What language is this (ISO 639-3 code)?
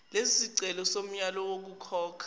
zul